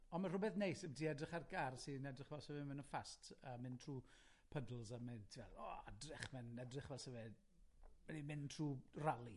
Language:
Welsh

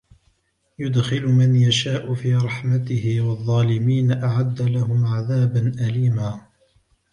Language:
Arabic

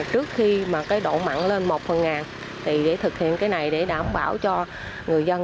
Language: Vietnamese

